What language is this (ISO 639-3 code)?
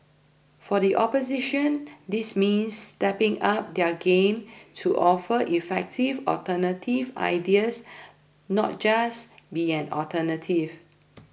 eng